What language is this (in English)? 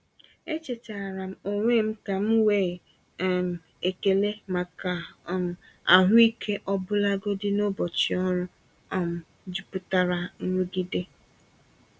Igbo